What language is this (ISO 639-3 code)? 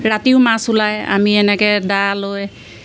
asm